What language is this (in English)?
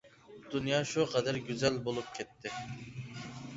Uyghur